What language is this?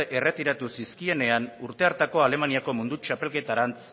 Basque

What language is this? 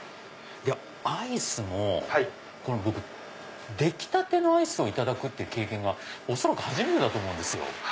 Japanese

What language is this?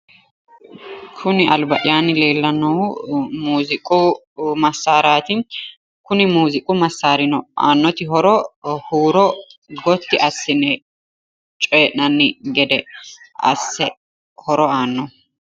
Sidamo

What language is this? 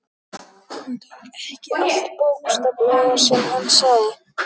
Icelandic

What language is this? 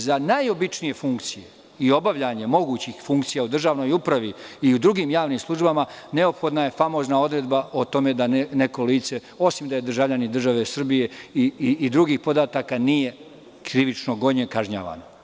Serbian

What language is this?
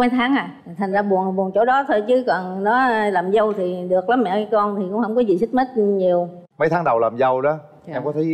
Vietnamese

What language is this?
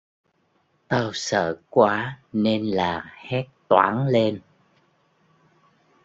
Vietnamese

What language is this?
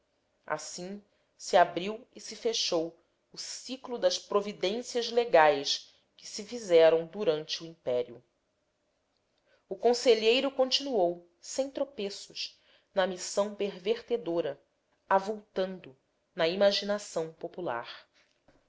Portuguese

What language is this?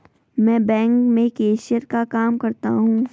Hindi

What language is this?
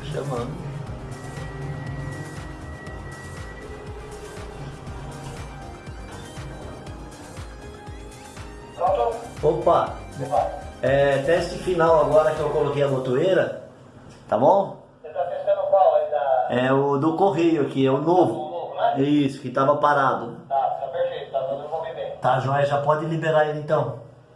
Portuguese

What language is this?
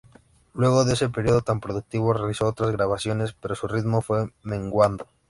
Spanish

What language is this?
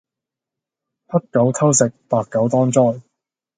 Cantonese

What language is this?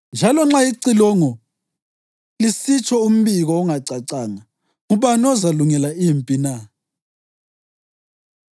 North Ndebele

